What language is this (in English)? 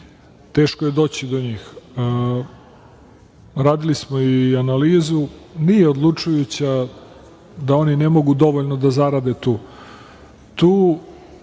Serbian